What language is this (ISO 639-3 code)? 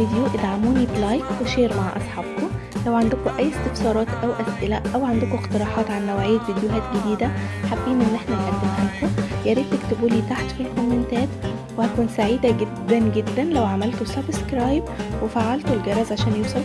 ara